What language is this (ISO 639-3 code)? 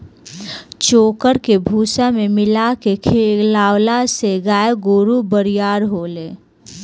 bho